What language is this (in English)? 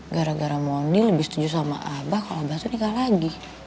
Indonesian